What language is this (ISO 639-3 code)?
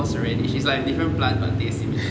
eng